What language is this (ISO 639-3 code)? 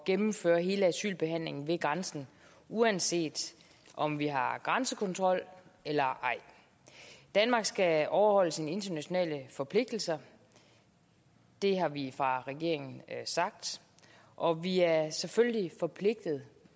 dan